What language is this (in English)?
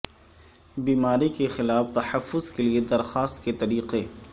Urdu